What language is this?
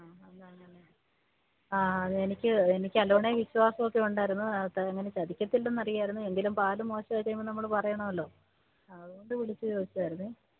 Malayalam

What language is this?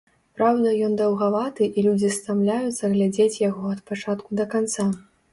Belarusian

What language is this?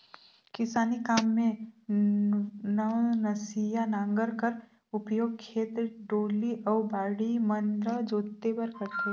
Chhattisgarhi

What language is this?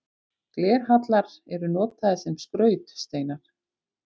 Icelandic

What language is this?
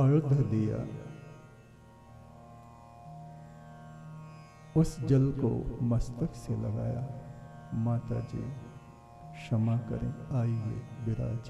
Hindi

